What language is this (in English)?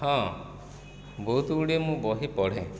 Odia